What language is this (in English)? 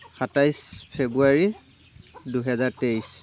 Assamese